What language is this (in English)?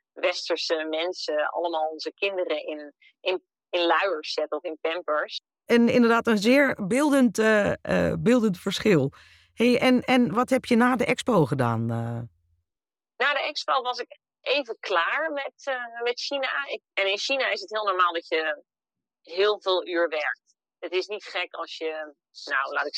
Dutch